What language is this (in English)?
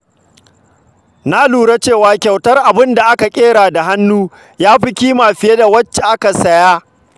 Hausa